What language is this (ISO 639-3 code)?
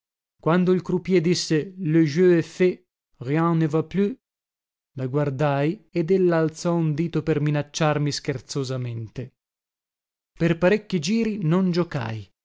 ita